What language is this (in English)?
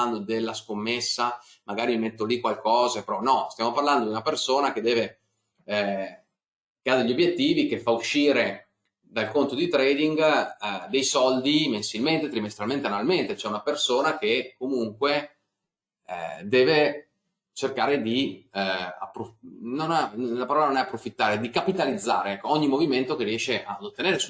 Italian